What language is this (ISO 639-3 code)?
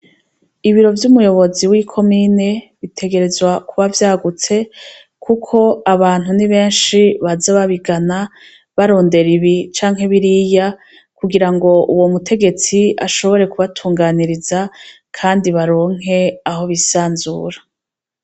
run